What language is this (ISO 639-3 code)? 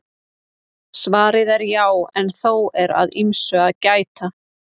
isl